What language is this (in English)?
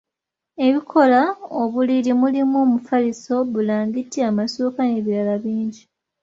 Ganda